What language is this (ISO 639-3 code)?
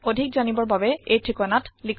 asm